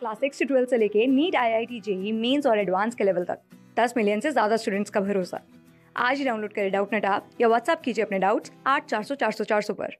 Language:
Hindi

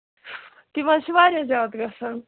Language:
Kashmiri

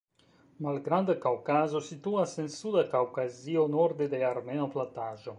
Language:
Esperanto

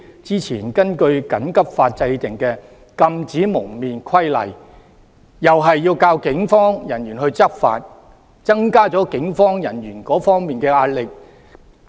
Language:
Cantonese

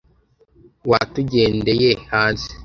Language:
Kinyarwanda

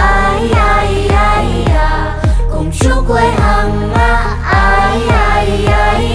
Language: Indonesian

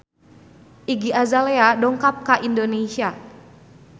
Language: Sundanese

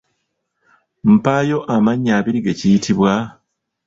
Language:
Ganda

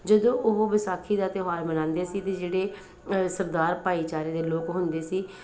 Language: Punjabi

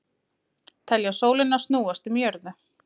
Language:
Icelandic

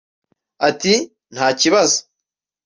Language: Kinyarwanda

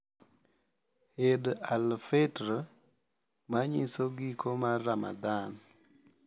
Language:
Luo (Kenya and Tanzania)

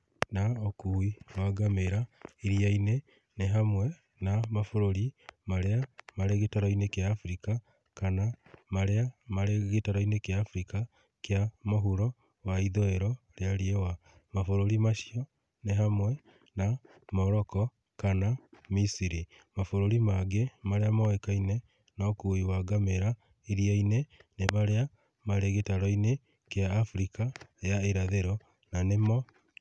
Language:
Kikuyu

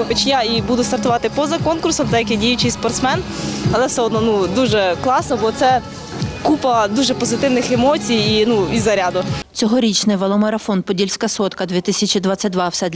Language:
Ukrainian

